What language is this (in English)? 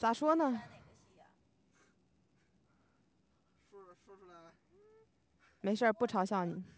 Chinese